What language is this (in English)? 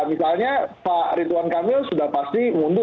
Indonesian